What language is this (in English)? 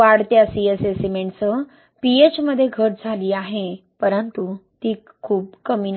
Marathi